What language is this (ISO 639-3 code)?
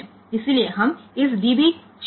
guj